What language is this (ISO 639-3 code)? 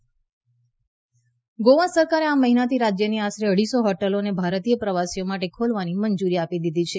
guj